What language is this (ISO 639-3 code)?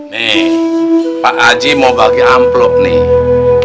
ind